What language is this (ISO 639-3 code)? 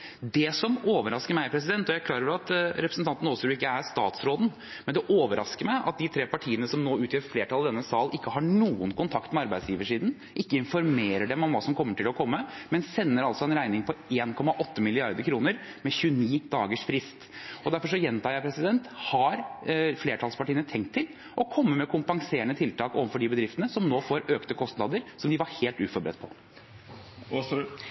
nob